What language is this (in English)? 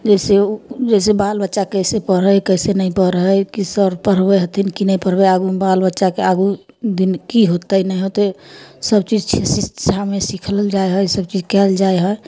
Maithili